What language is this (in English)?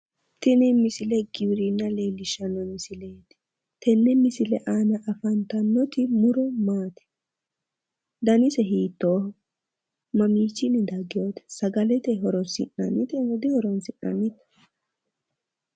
Sidamo